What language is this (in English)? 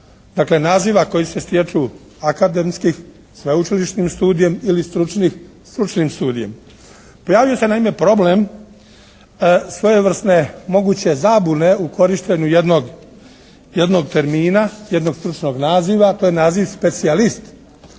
Croatian